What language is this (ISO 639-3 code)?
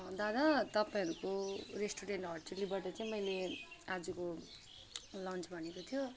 nep